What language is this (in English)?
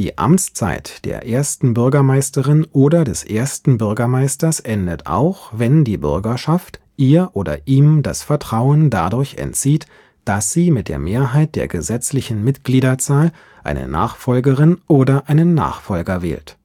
German